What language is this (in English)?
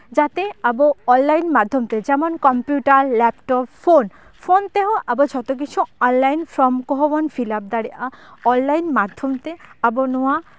Santali